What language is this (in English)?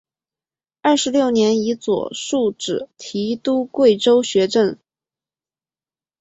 Chinese